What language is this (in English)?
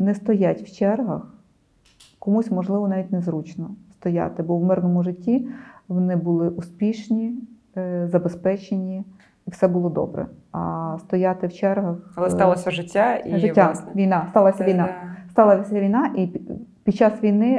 Ukrainian